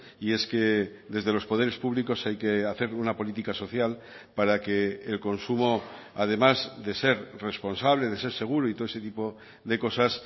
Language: Spanish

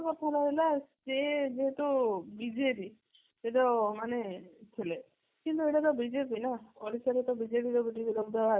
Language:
Odia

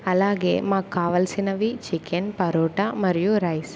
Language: Telugu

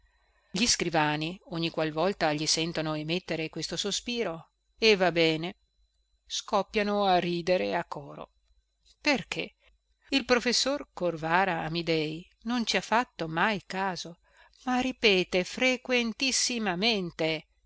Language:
Italian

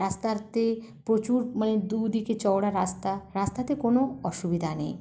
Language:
Bangla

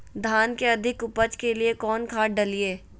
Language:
Magahi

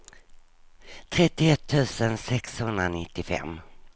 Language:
Swedish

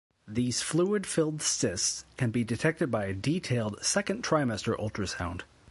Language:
English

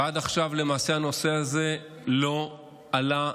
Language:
Hebrew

